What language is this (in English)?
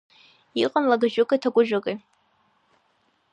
Abkhazian